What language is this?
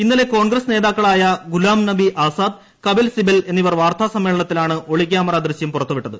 Malayalam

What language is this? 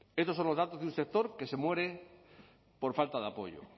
Spanish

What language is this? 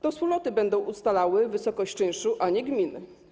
Polish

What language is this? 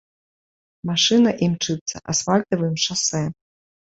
Belarusian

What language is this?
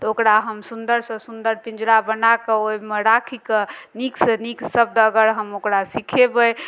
Maithili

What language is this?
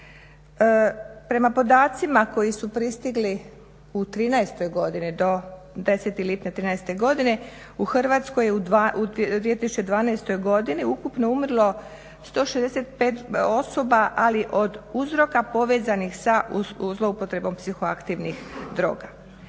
Croatian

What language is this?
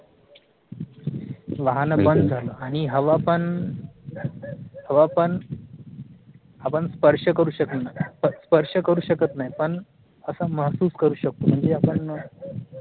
Marathi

